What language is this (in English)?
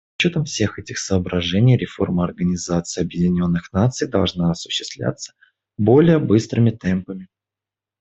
Russian